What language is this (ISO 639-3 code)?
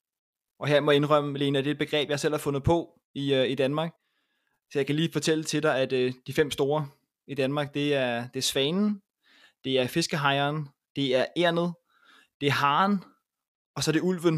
dan